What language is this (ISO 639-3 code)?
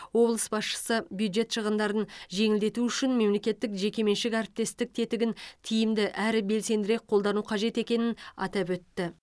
kaz